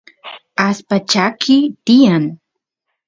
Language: Santiago del Estero Quichua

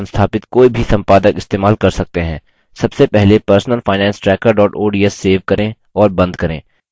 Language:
Hindi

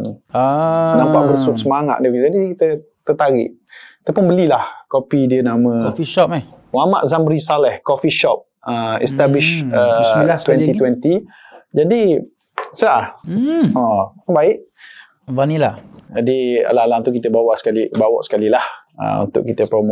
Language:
Malay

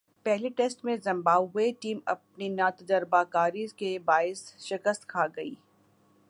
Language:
Urdu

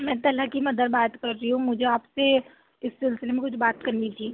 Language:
Urdu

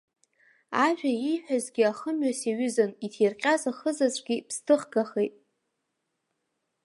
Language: Abkhazian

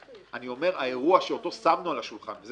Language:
Hebrew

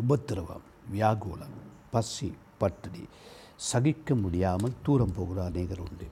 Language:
Tamil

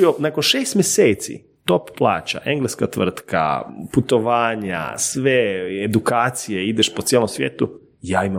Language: Croatian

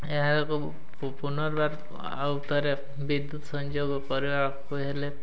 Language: Odia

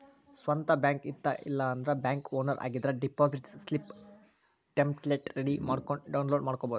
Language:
Kannada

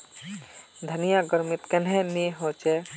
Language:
Magahi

